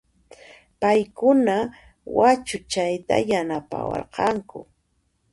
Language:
Puno Quechua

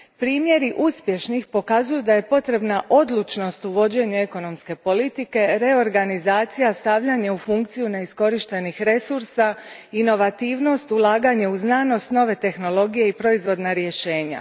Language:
Croatian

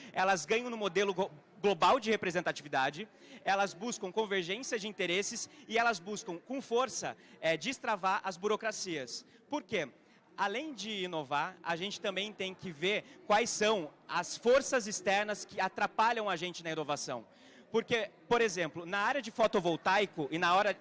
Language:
Portuguese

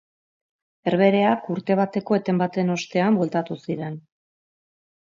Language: Basque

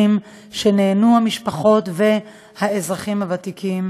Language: Hebrew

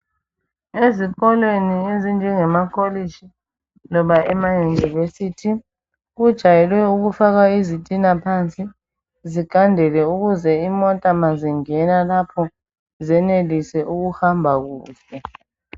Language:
North Ndebele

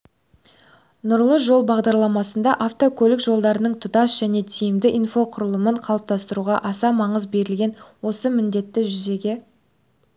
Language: Kazakh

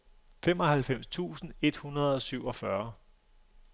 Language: Danish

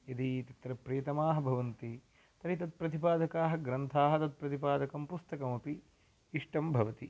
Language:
Sanskrit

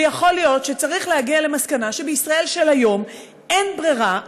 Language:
Hebrew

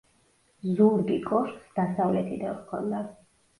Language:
Georgian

